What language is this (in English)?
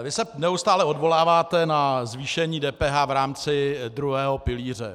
Czech